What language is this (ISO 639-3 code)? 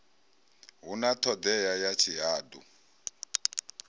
ven